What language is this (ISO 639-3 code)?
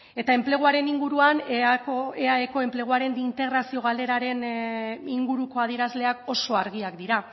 eus